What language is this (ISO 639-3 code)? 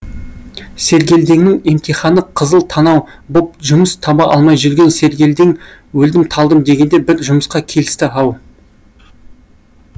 kaz